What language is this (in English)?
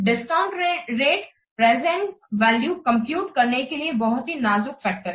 Hindi